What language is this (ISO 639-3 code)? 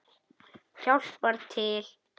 isl